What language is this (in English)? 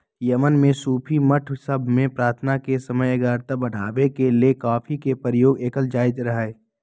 Magahi